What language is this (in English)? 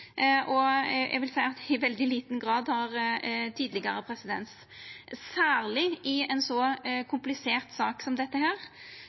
Norwegian Nynorsk